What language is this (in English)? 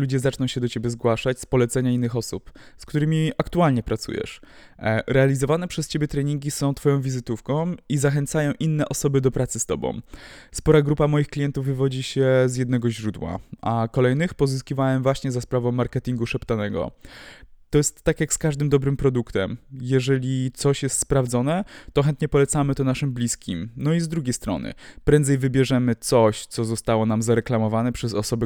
Polish